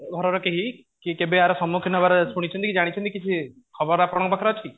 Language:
Odia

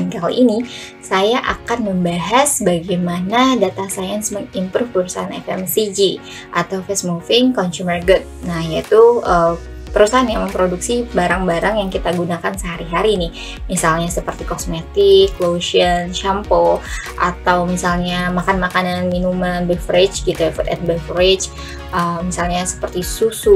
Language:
Indonesian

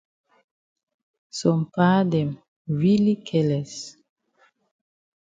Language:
Cameroon Pidgin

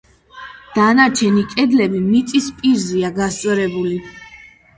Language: Georgian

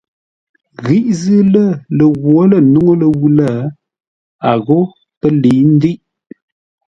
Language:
Ngombale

